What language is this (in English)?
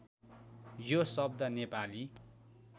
Nepali